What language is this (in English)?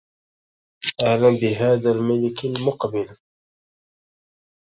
Arabic